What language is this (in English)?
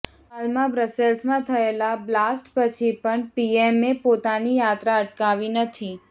Gujarati